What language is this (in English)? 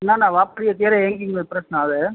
Gujarati